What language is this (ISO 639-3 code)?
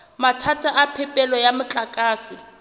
sot